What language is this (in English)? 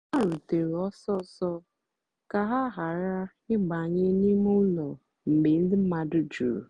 Igbo